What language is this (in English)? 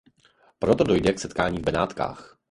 Czech